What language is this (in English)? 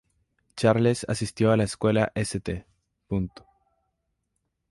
Spanish